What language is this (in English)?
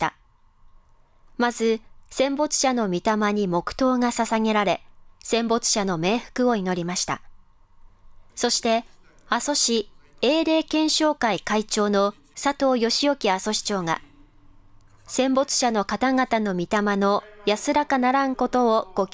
Japanese